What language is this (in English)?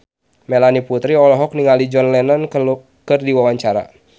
Sundanese